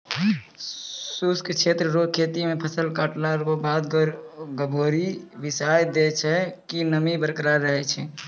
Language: Maithili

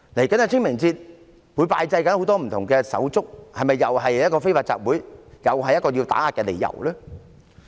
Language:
Cantonese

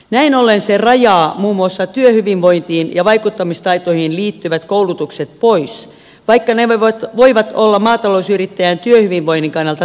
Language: Finnish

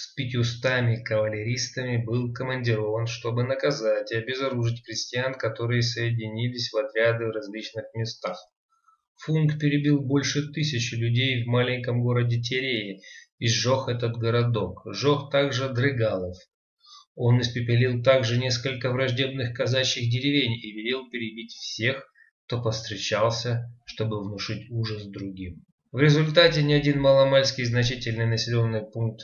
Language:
Russian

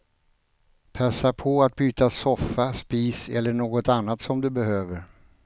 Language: Swedish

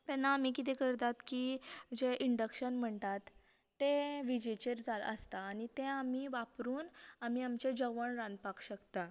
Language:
Konkani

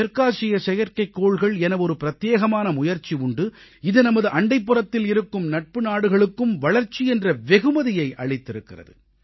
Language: Tamil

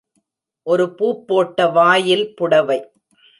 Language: Tamil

